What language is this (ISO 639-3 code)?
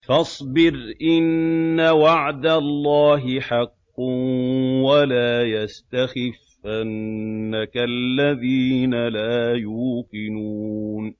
ara